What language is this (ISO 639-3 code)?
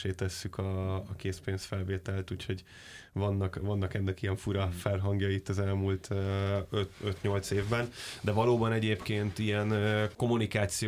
hun